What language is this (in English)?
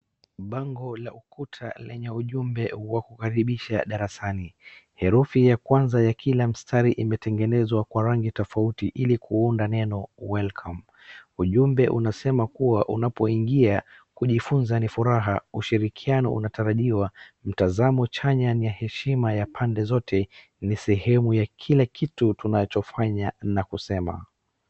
Swahili